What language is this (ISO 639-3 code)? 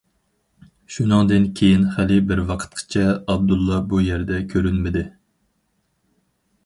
uig